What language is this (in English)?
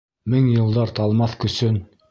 Bashkir